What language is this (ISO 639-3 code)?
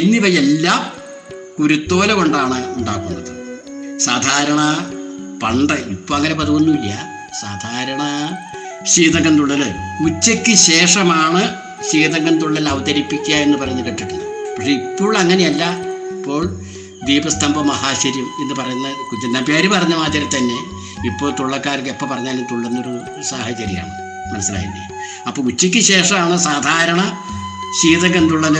mal